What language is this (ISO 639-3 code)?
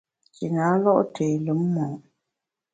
bax